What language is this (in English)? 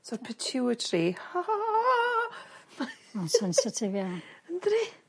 Welsh